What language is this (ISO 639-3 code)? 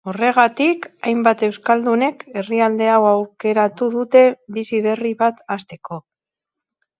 eus